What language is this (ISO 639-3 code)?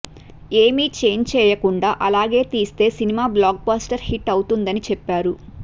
tel